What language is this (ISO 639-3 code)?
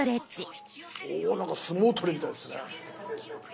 jpn